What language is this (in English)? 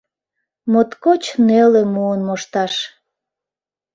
Mari